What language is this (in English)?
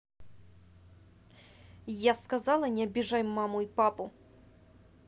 Russian